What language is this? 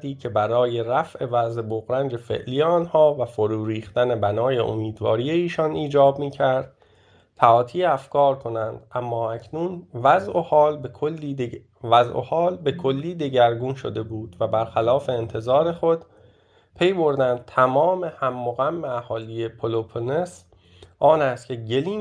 Persian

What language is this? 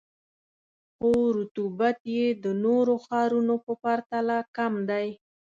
Pashto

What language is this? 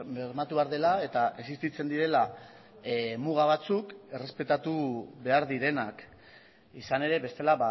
Basque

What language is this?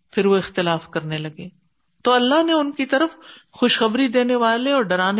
Urdu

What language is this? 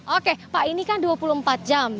Indonesian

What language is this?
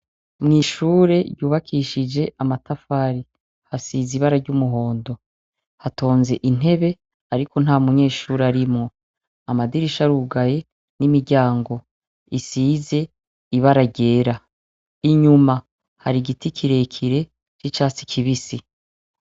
Rundi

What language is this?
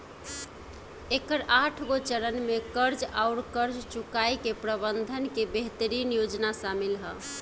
Bhojpuri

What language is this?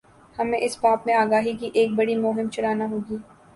Urdu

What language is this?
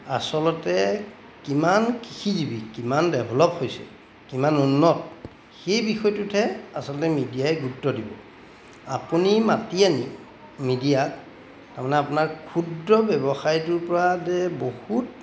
Assamese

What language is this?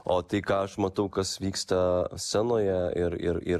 Lithuanian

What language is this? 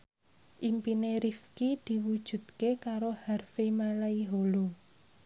Javanese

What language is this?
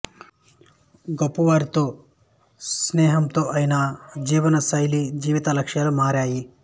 Telugu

